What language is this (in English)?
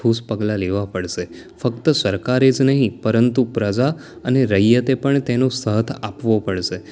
Gujarati